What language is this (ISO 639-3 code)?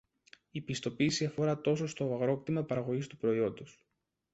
ell